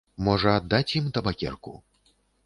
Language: Belarusian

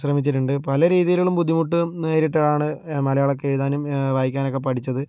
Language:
Malayalam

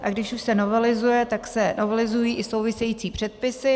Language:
Czech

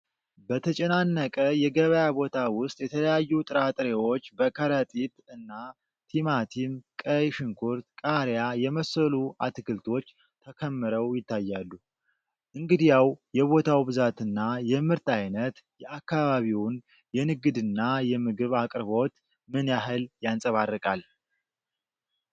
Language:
Amharic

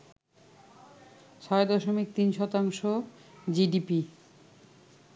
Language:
Bangla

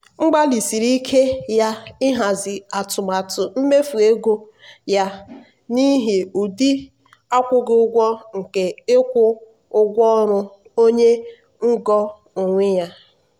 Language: Igbo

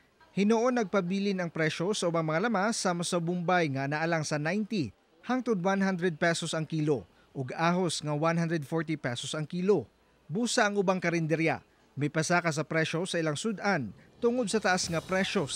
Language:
Filipino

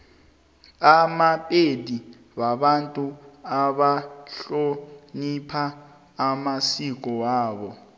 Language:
South Ndebele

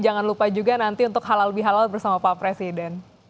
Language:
Indonesian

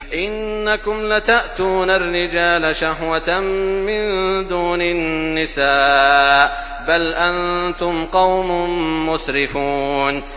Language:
Arabic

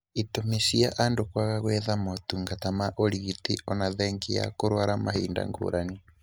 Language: Kikuyu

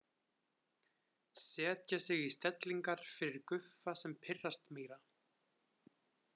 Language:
Icelandic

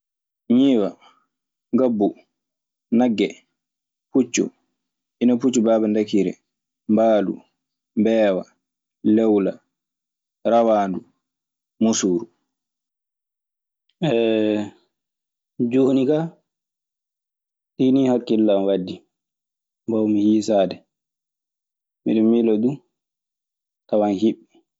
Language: Maasina Fulfulde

